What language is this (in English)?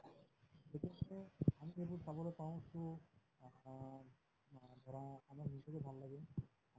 Assamese